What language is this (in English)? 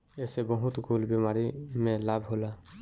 Bhojpuri